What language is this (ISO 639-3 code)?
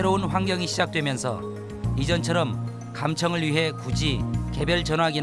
kor